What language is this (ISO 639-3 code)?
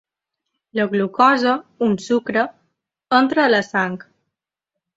cat